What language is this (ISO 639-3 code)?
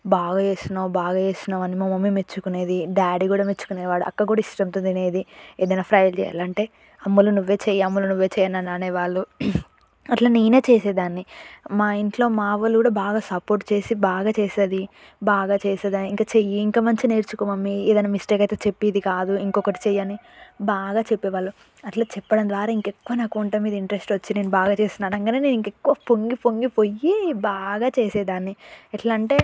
tel